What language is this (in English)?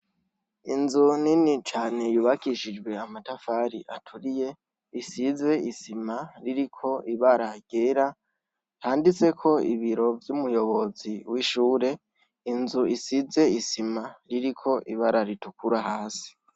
Rundi